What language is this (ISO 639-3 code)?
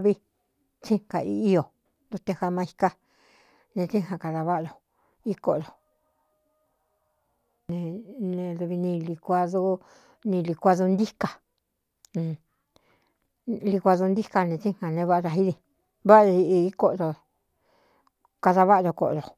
xtu